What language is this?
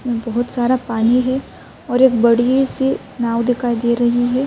Urdu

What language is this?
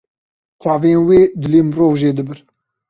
Kurdish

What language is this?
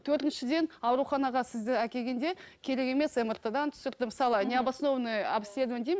Kazakh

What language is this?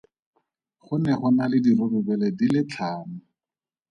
Tswana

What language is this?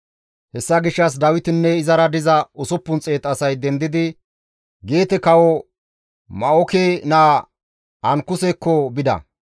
Gamo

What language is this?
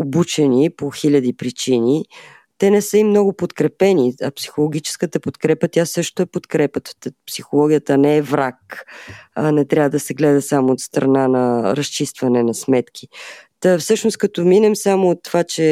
Bulgarian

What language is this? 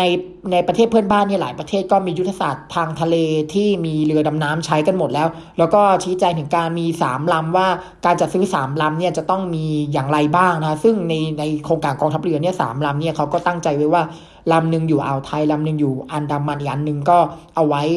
Thai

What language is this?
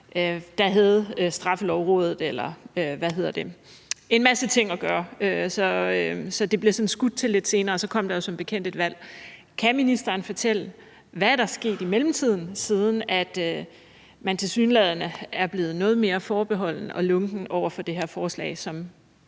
Danish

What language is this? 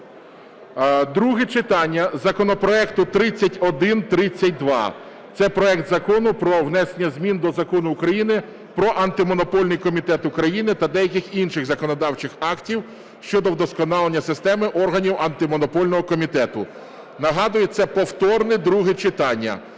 Ukrainian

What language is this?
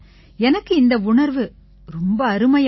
Tamil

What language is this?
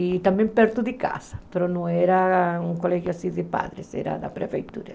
Portuguese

